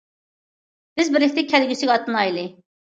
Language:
Uyghur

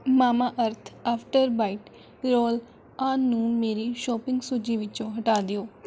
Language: Punjabi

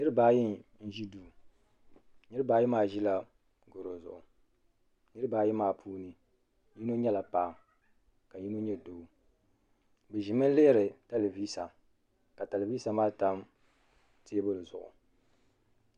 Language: Dagbani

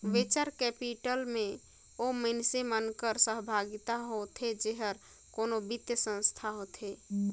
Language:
Chhattisgarhi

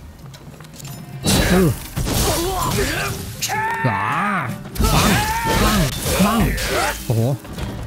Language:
Thai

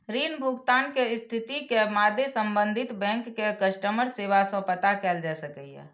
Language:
Maithili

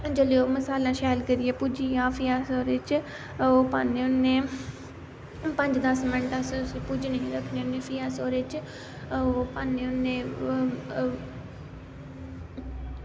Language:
Dogri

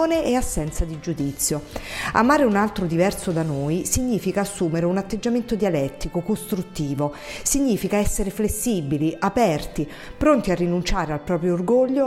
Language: Italian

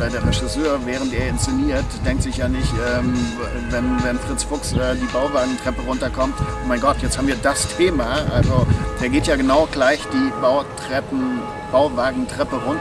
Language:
German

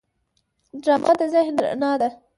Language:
Pashto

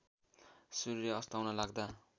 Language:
Nepali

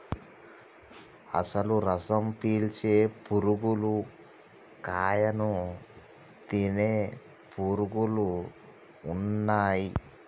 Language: Telugu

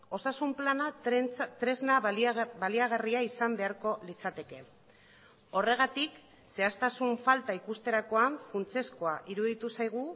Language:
Basque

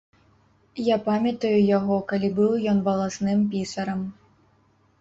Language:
Belarusian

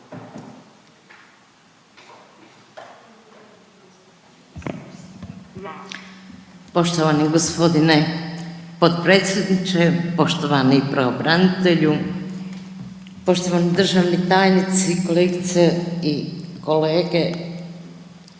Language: Croatian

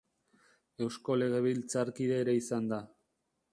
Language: Basque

